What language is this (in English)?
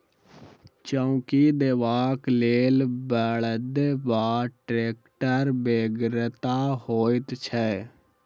Maithili